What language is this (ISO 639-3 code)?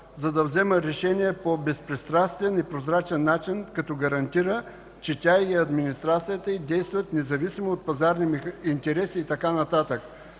bul